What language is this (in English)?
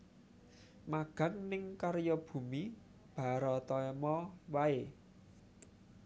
Javanese